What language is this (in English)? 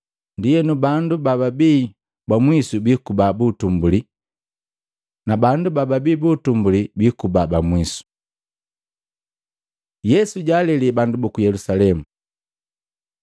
Matengo